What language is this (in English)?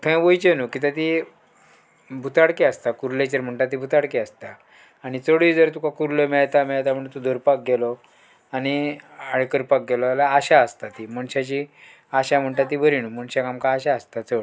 Konkani